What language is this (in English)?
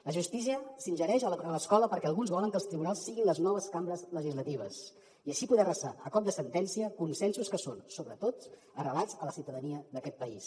Catalan